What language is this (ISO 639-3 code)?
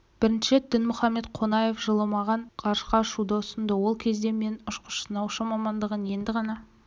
kaz